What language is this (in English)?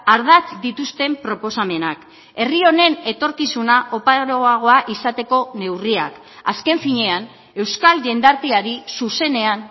Basque